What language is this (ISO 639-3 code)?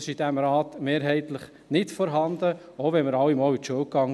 gsw